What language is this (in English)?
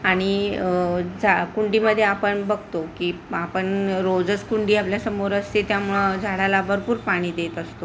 Marathi